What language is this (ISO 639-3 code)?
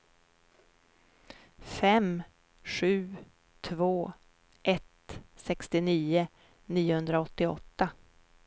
swe